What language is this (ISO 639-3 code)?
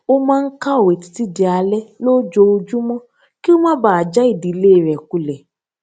yor